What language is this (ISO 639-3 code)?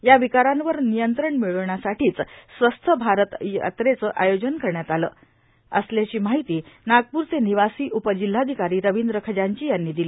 mar